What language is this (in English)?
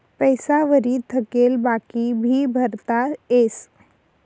Marathi